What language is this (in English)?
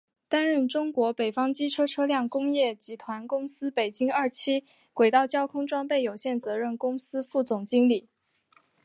Chinese